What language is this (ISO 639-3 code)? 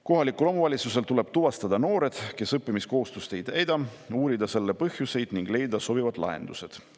est